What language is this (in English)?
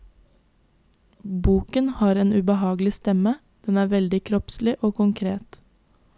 Norwegian